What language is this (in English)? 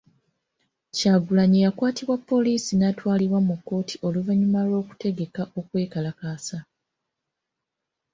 Ganda